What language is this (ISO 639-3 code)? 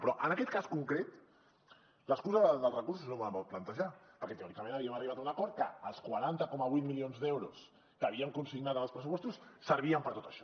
cat